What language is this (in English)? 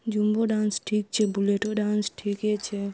Maithili